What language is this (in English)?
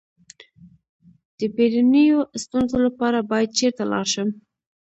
Pashto